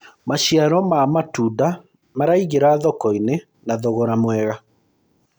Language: Kikuyu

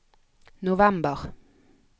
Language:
Norwegian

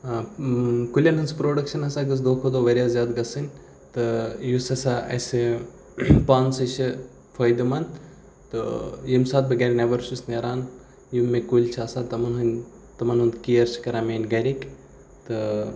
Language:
Kashmiri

